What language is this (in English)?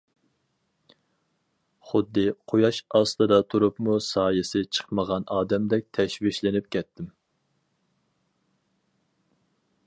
Uyghur